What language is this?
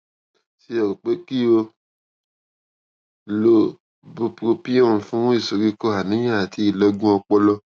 Yoruba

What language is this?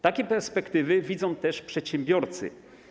Polish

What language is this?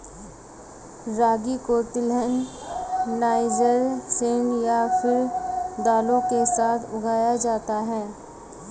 Hindi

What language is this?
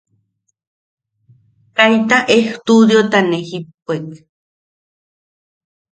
Yaqui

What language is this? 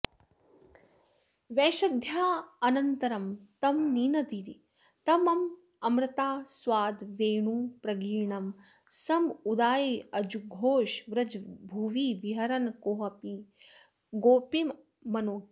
Sanskrit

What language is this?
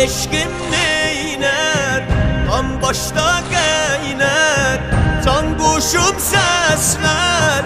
Arabic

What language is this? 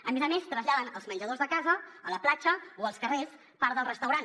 Catalan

